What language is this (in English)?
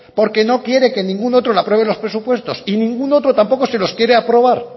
Spanish